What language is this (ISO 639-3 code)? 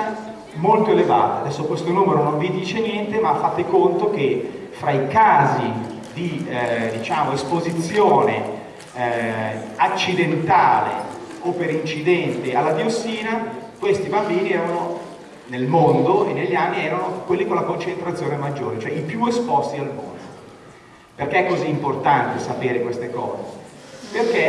ita